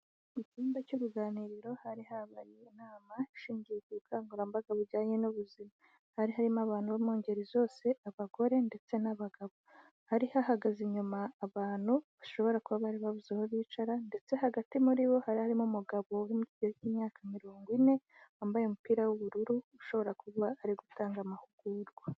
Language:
Kinyarwanda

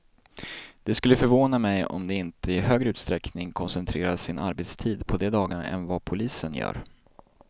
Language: Swedish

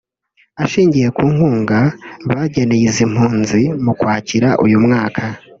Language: Kinyarwanda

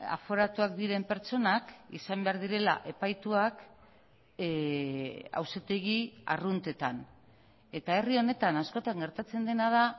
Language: Basque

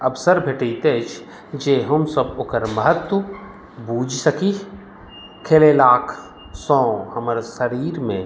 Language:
Maithili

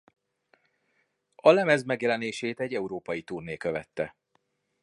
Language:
Hungarian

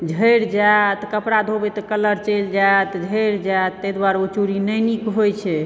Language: Maithili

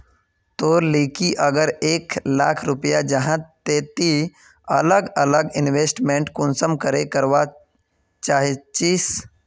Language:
Magahi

